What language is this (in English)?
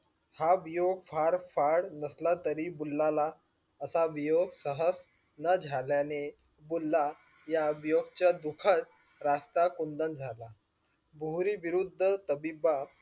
Marathi